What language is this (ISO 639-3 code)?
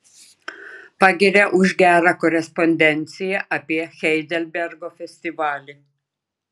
lit